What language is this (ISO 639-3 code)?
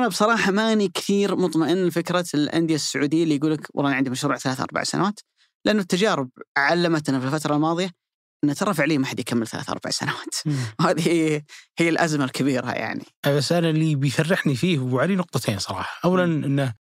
ara